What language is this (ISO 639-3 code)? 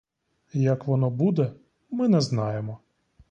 ukr